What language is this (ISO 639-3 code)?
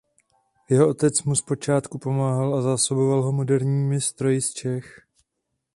ces